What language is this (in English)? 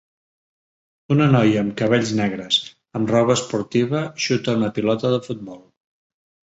Catalan